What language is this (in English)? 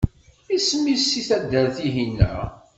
Kabyle